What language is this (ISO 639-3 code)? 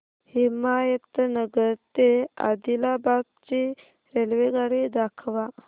mar